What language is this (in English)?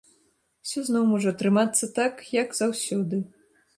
Belarusian